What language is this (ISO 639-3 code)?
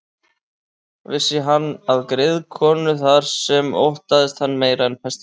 isl